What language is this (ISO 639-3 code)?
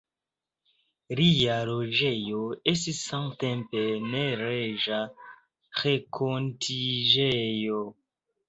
epo